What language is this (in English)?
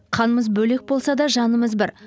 Kazakh